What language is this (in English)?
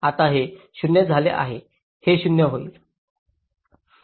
Marathi